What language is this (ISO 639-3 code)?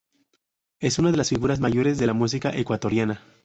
spa